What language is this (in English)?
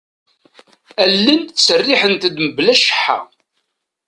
Kabyle